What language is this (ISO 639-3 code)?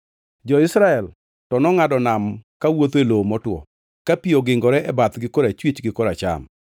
luo